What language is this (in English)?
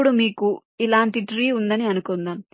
Telugu